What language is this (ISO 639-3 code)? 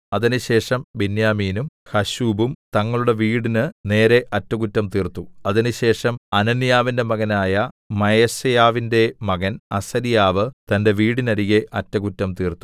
mal